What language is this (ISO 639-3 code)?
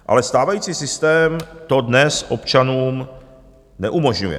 ces